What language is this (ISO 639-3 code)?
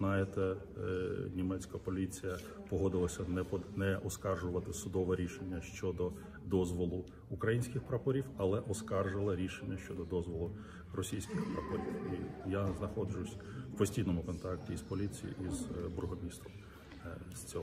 ukr